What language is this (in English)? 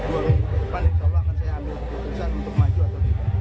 Indonesian